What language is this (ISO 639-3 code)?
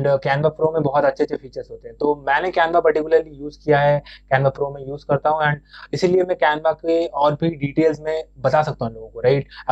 hin